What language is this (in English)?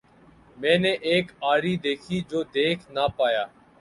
Urdu